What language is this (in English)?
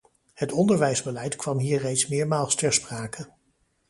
Dutch